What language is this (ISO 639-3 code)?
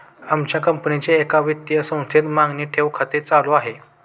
mar